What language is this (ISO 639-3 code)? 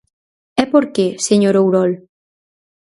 glg